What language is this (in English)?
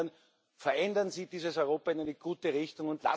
German